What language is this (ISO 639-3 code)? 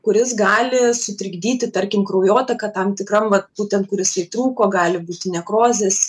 lit